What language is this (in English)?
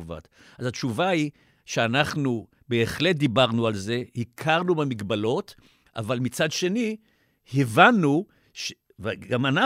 Hebrew